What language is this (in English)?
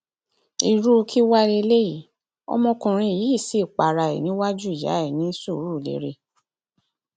Yoruba